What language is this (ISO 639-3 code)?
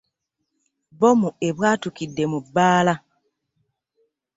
lug